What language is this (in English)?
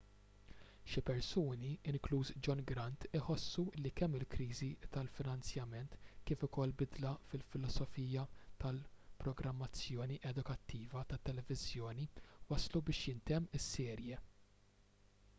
Maltese